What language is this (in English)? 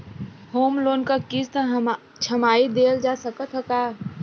Bhojpuri